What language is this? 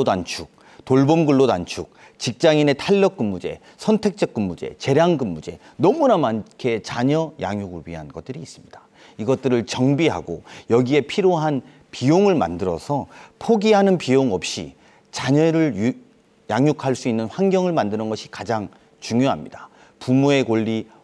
Korean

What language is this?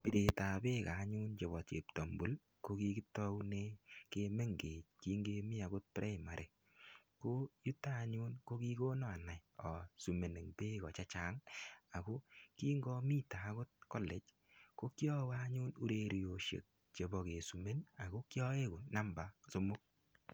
Kalenjin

